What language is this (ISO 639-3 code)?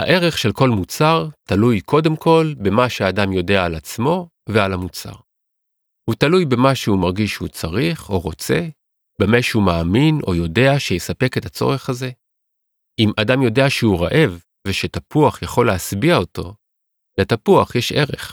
heb